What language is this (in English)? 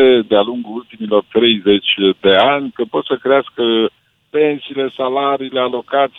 Romanian